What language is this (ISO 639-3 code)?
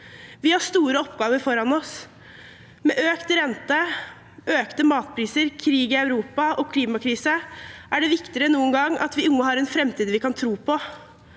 nor